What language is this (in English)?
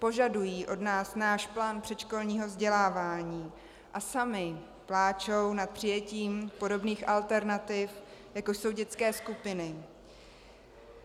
Czech